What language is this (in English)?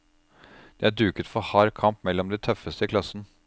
Norwegian